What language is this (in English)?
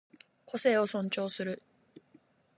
Japanese